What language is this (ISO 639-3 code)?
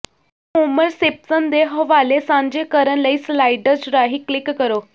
pan